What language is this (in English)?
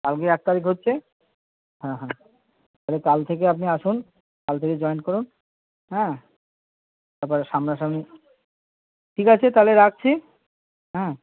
Bangla